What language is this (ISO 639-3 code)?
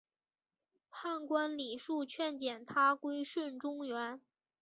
zho